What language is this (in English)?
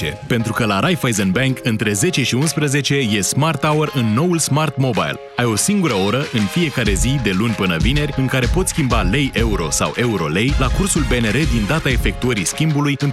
Romanian